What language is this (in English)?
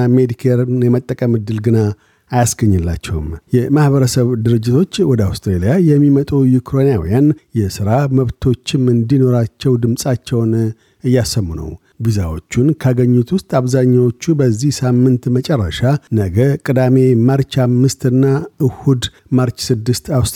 Amharic